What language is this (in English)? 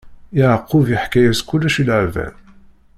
Kabyle